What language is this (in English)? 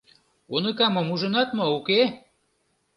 Mari